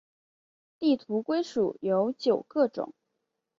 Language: Chinese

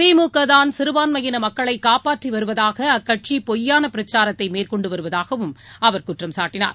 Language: Tamil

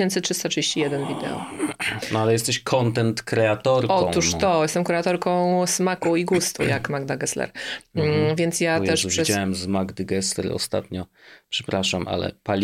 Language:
Polish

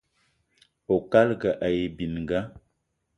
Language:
Eton (Cameroon)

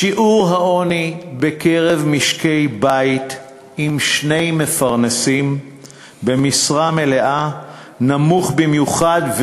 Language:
Hebrew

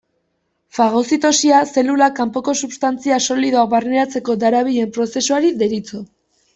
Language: Basque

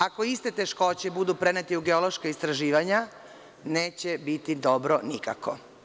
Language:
Serbian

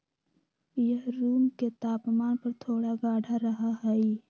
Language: Magahi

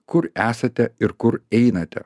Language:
Lithuanian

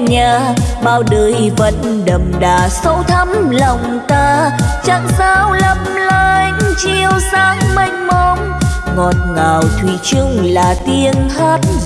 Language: Vietnamese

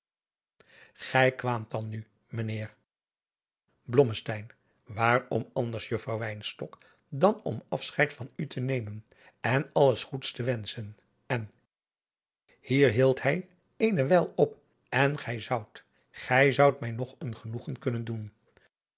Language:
Dutch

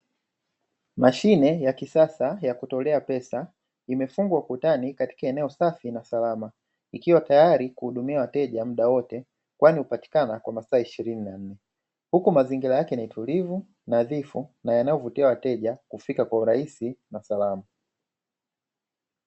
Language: Swahili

